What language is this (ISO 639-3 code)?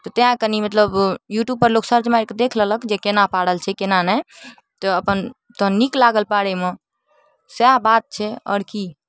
mai